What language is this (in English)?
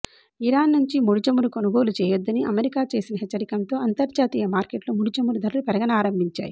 Telugu